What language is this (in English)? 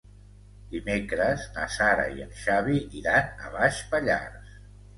Catalan